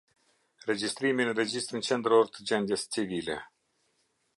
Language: Albanian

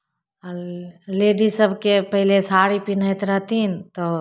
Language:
Maithili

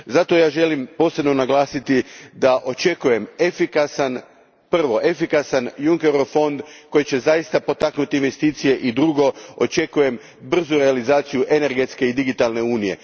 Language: Croatian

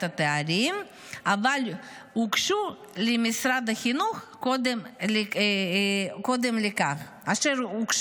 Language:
Hebrew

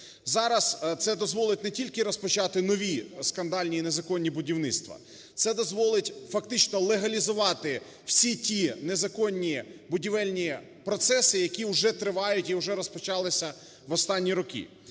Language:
Ukrainian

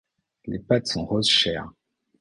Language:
French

